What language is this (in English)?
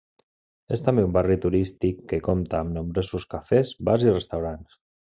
Catalan